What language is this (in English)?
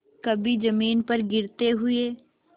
Hindi